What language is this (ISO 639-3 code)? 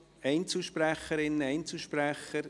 gsw